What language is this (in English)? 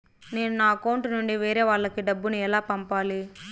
Telugu